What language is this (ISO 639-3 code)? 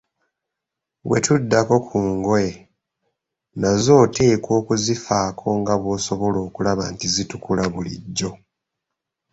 lug